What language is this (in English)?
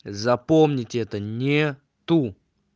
Russian